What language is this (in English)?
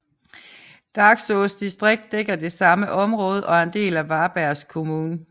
Danish